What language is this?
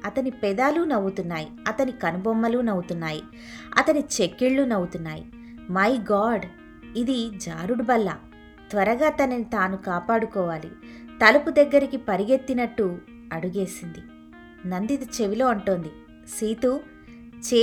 Telugu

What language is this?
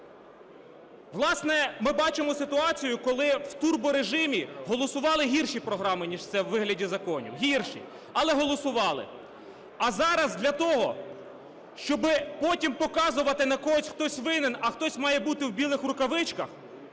Ukrainian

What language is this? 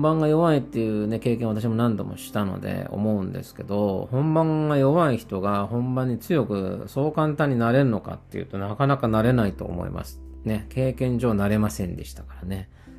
Japanese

